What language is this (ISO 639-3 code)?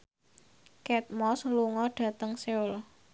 jav